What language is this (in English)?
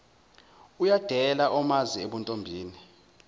Zulu